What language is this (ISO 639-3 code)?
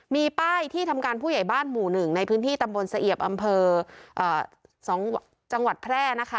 tha